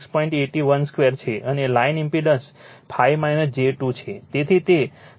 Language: Gujarati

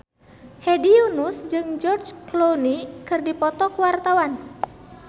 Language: Sundanese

